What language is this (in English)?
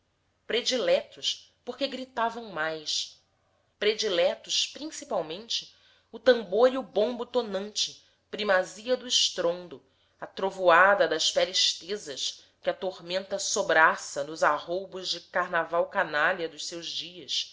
Portuguese